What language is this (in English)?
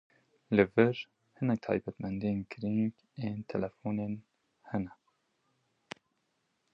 Kurdish